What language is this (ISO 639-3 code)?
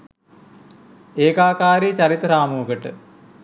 sin